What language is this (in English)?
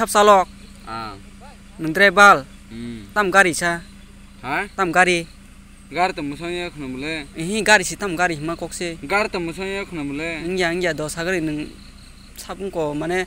Indonesian